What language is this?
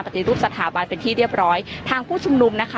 Thai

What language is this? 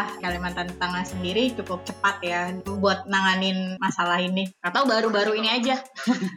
Indonesian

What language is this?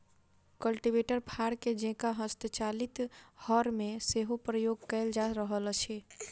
Maithili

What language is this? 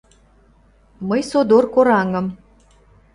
Mari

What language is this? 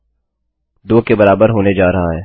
Hindi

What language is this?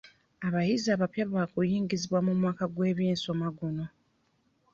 Ganda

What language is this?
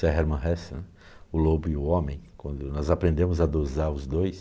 Portuguese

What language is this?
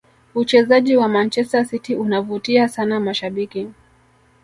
Swahili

